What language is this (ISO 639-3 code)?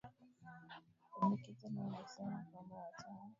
swa